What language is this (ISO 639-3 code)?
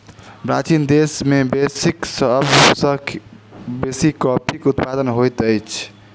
mai